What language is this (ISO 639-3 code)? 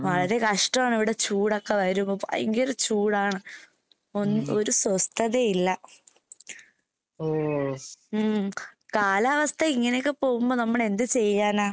mal